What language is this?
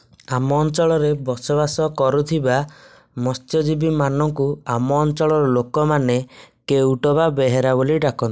Odia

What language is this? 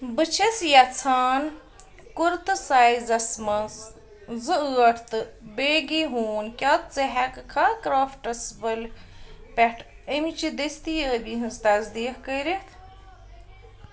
Kashmiri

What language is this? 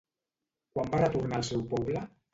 Catalan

